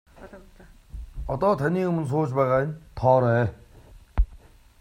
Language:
Mongolian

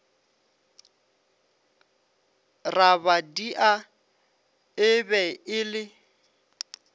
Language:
Northern Sotho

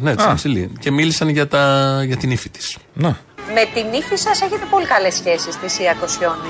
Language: Greek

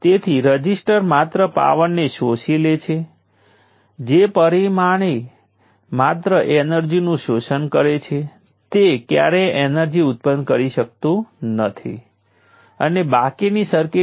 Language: Gujarati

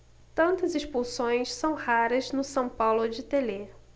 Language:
Portuguese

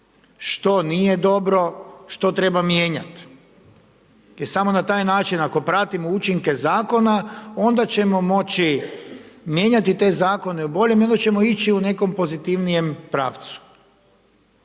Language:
Croatian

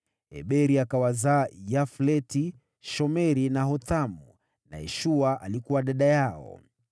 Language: Swahili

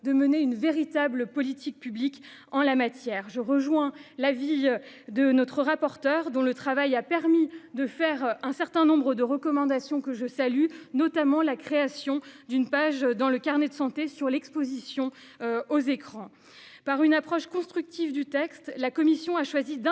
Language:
French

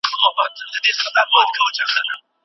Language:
Pashto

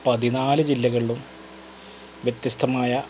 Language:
Malayalam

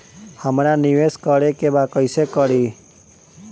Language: Bhojpuri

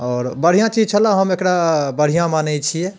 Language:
Maithili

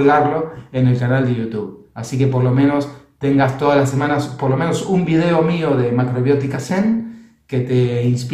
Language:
Spanish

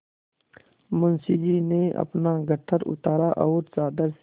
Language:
Hindi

